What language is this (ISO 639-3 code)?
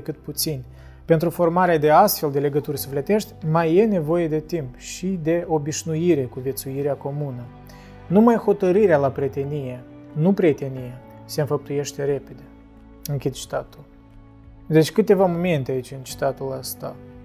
ron